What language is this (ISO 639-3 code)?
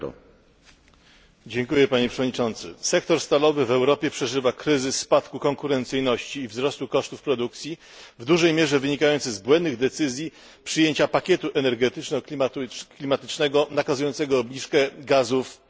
pol